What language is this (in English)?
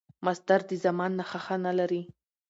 Pashto